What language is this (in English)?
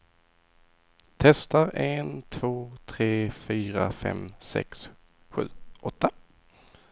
Swedish